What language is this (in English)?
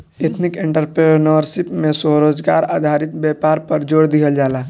Bhojpuri